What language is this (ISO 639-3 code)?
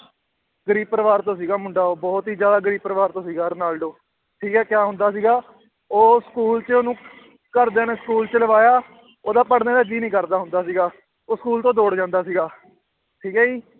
pan